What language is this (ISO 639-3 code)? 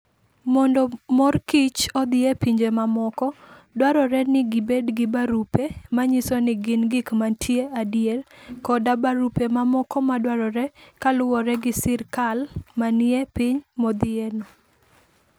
luo